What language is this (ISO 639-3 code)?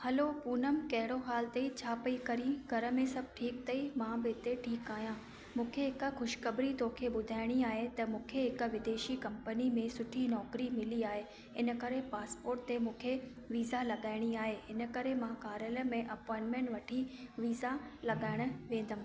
snd